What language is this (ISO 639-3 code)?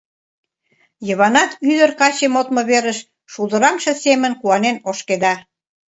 chm